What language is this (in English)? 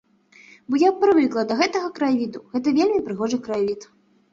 Belarusian